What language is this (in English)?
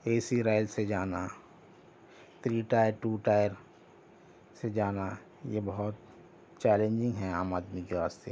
Urdu